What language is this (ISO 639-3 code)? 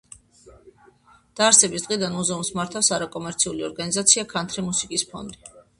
kat